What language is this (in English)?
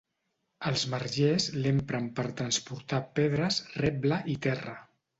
Catalan